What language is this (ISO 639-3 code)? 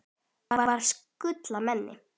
isl